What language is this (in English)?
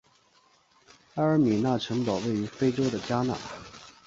Chinese